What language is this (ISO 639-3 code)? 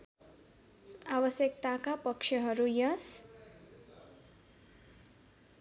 nep